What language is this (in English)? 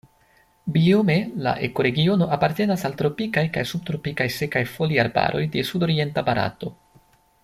Esperanto